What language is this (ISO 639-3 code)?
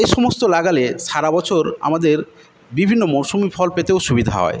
ben